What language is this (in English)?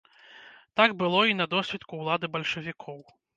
Belarusian